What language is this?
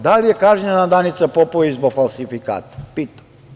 Serbian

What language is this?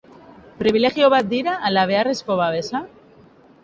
Basque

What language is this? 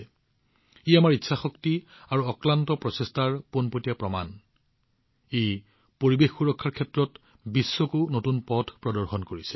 Assamese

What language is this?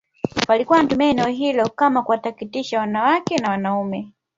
Swahili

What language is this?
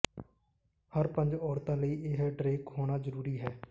Punjabi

